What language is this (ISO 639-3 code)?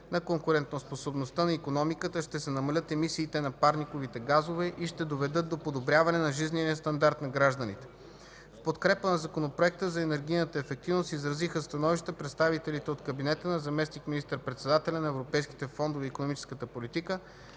bul